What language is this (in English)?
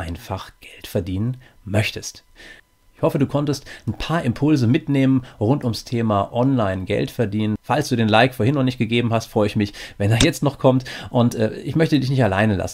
German